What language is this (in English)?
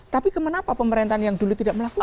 Indonesian